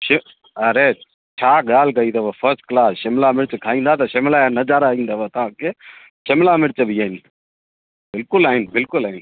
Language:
Sindhi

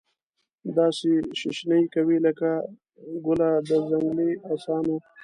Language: Pashto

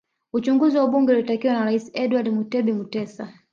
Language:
Swahili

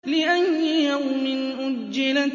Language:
Arabic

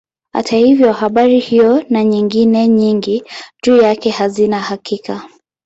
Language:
Swahili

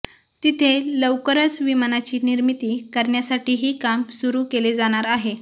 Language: Marathi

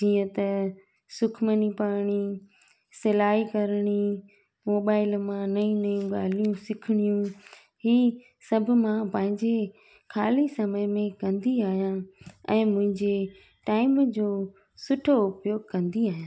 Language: Sindhi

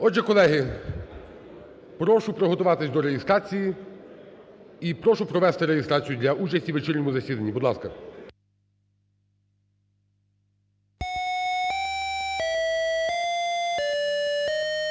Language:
Ukrainian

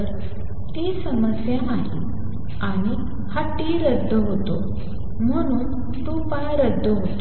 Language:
Marathi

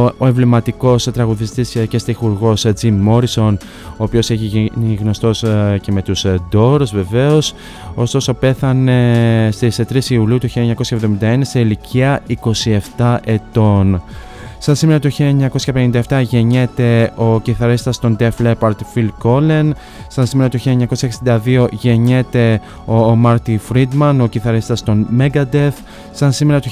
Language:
Greek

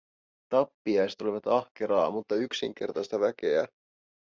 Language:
Finnish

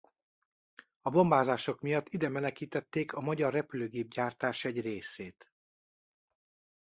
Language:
Hungarian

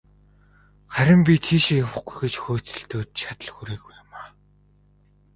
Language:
Mongolian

